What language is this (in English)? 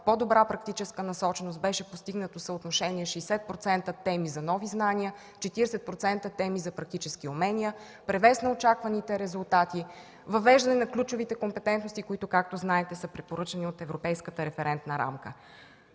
Bulgarian